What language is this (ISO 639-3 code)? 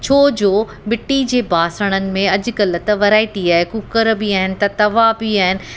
snd